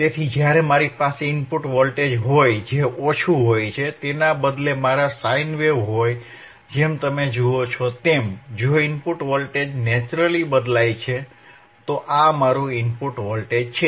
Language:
Gujarati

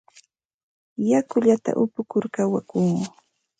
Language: Santa Ana de Tusi Pasco Quechua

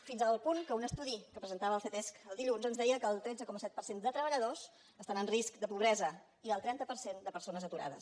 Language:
Catalan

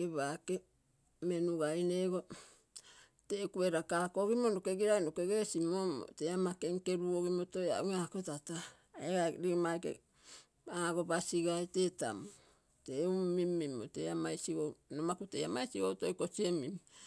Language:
Terei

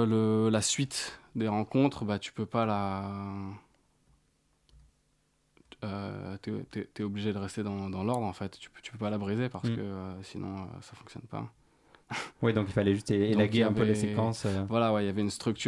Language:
French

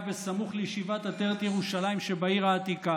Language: Hebrew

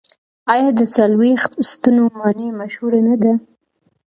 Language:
Pashto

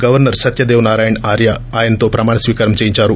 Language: Telugu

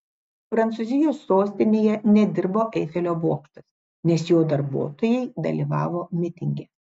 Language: Lithuanian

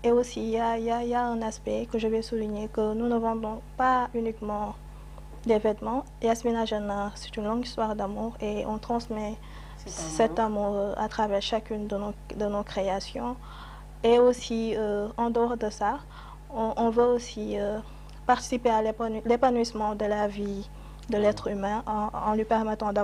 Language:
French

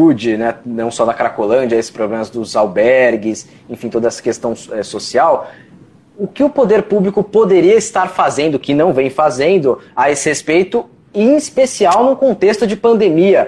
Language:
Portuguese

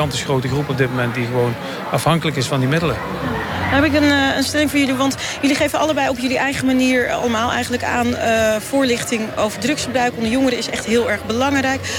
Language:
Dutch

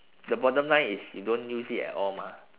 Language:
English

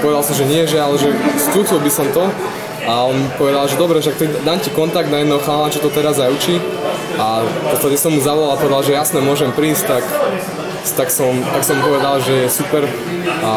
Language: Slovak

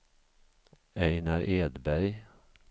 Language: Swedish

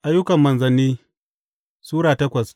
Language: Hausa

